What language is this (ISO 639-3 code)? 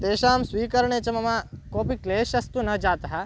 san